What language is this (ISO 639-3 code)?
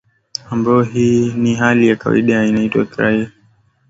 swa